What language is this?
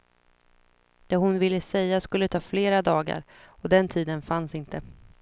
Swedish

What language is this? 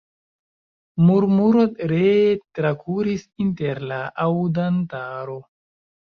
Esperanto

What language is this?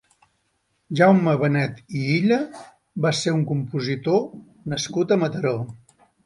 Catalan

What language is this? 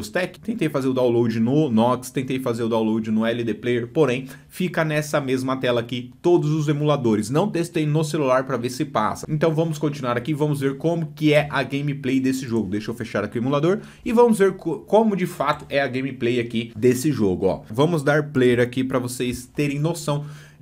Portuguese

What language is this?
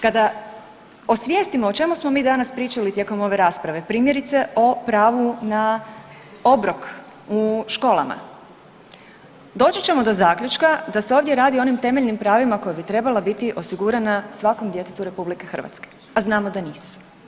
Croatian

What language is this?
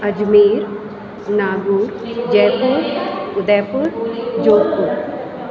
Sindhi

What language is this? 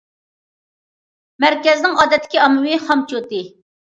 Uyghur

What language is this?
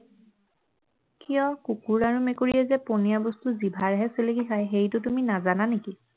Assamese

